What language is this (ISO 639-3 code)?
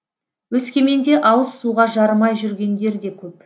kaz